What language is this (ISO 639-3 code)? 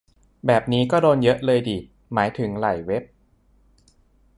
tha